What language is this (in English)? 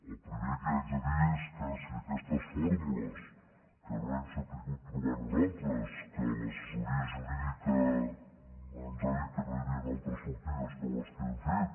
Catalan